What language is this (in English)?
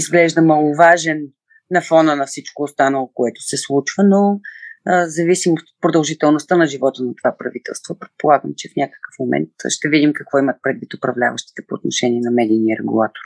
Bulgarian